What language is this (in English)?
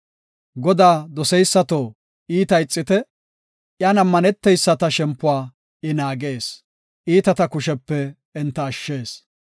Gofa